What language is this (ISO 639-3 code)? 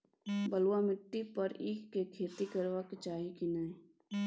mai